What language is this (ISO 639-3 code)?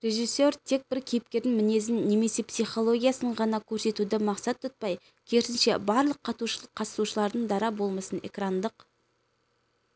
kaz